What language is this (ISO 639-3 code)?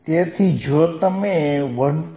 guj